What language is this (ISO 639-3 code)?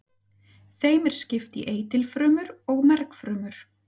isl